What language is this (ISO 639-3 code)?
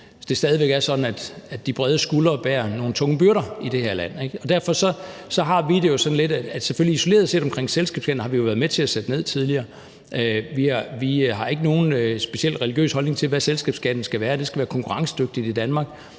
dan